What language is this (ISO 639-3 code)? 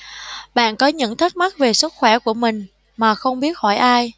vie